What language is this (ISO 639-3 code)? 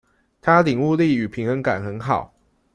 zho